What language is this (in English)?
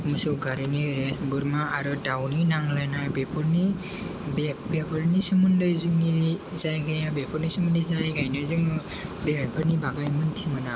Bodo